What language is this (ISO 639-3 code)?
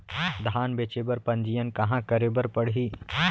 hne